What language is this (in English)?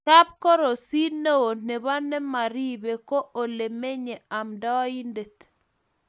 Kalenjin